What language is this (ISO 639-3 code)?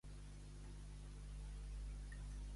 cat